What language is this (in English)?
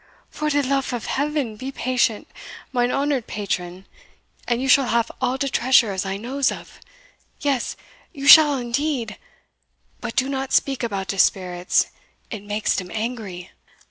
English